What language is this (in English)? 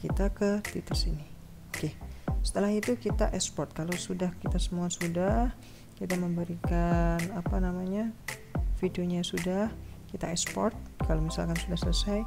Indonesian